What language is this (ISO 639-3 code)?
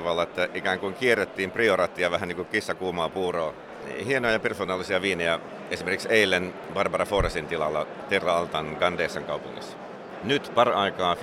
fin